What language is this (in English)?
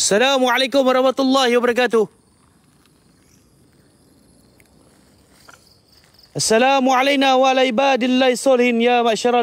Malay